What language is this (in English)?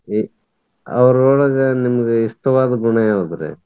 Kannada